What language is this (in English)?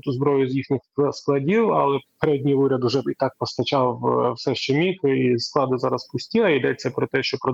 Ukrainian